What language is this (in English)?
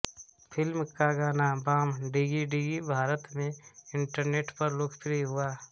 Hindi